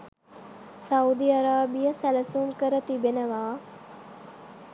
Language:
Sinhala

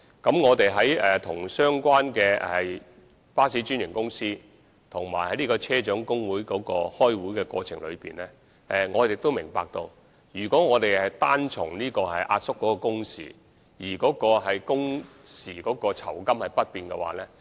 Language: Cantonese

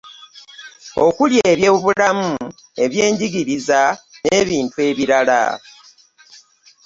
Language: Ganda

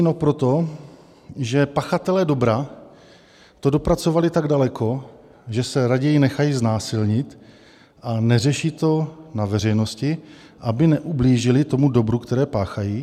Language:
Czech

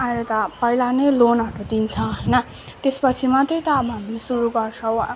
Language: Nepali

